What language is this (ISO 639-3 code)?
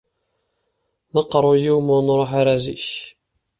kab